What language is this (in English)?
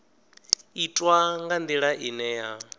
Venda